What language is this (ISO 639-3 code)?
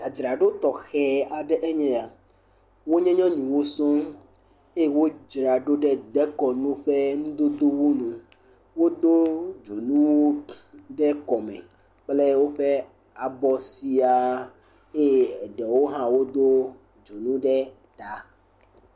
ewe